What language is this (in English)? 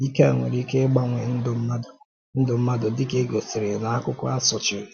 Igbo